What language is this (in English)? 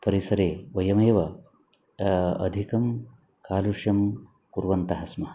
Sanskrit